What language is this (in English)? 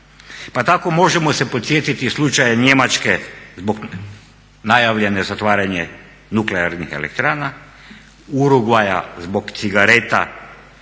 Croatian